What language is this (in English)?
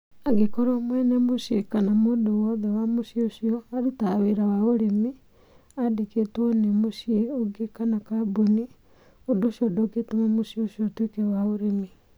Kikuyu